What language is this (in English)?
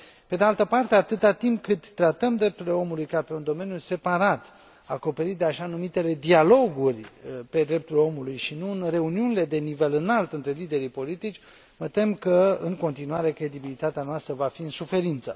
Romanian